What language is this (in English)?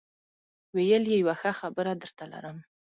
Pashto